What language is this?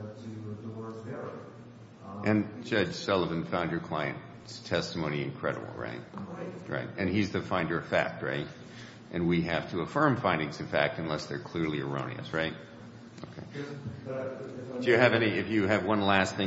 English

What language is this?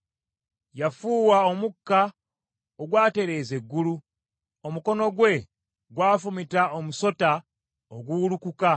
Ganda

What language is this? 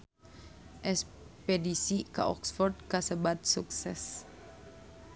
Sundanese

